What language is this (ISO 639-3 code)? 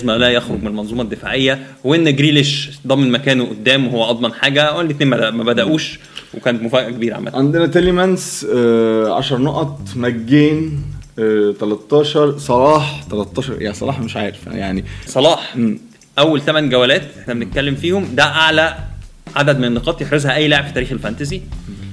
ara